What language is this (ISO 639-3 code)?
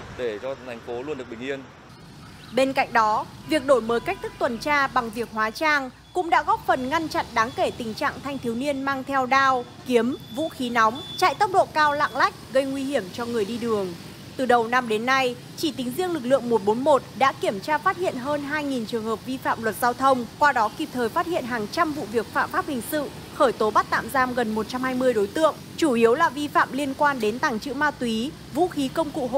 vie